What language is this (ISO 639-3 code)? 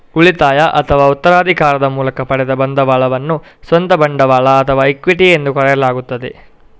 kan